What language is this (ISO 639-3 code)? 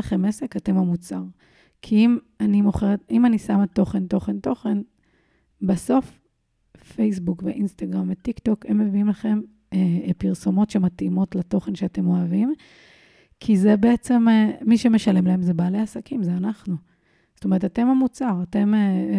heb